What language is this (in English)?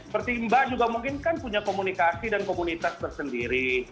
Indonesian